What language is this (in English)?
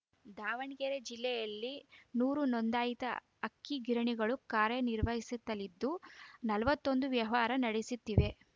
Kannada